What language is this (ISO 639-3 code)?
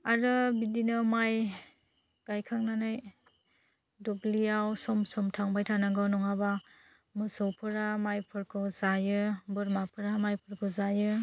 brx